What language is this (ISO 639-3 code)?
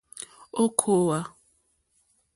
bri